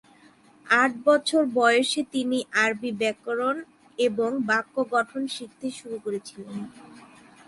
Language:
Bangla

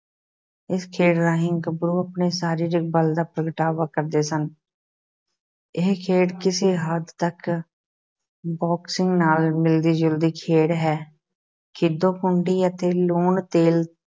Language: Punjabi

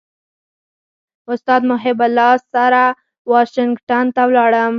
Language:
Pashto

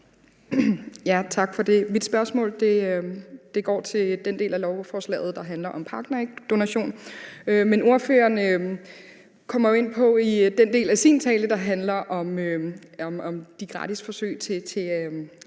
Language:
Danish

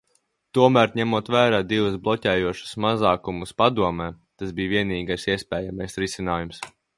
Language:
Latvian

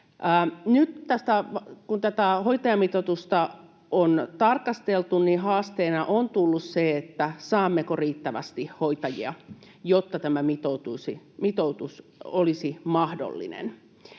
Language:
Finnish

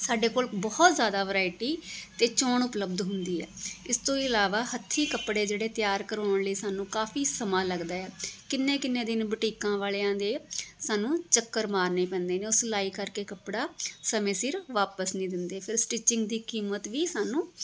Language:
Punjabi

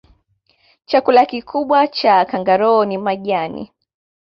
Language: Swahili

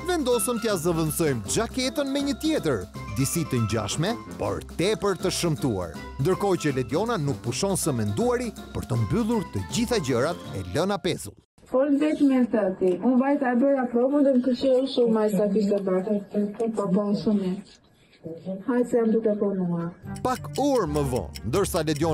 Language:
Romanian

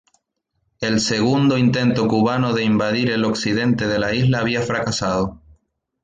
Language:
Spanish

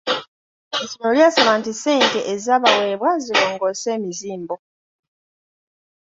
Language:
Ganda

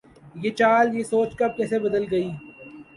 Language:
Urdu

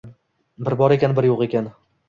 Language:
Uzbek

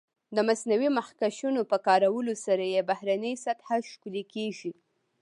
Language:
Pashto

